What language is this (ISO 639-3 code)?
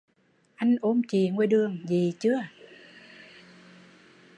vie